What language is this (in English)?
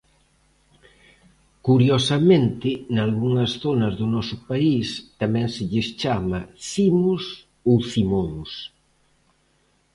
Galician